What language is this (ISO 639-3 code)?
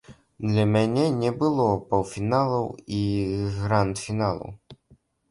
bel